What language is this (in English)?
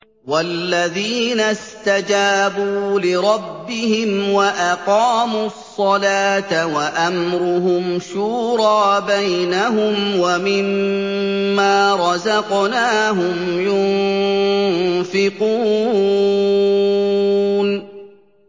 Arabic